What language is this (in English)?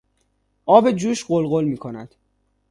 Persian